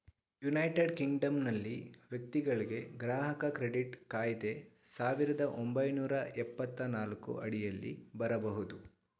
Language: Kannada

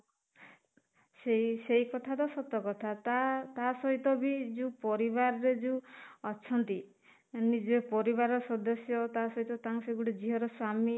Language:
Odia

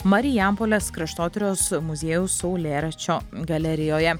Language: Lithuanian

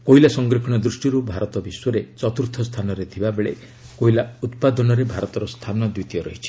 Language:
Odia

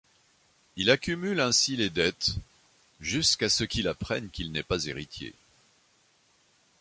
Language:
French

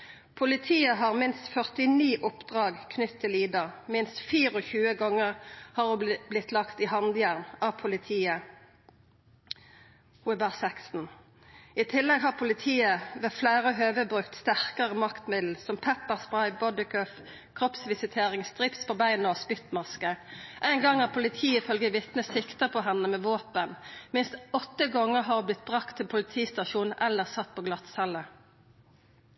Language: Norwegian Nynorsk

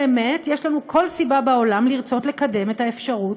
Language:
Hebrew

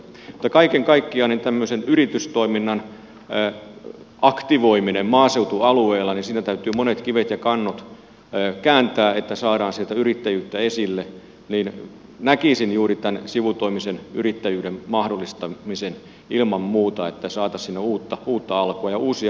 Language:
Finnish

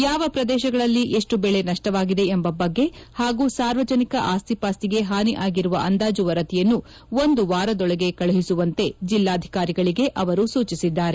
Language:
Kannada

